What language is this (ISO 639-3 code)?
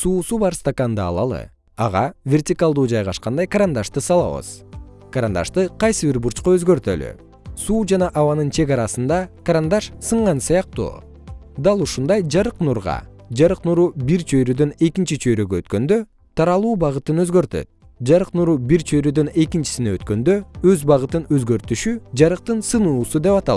kir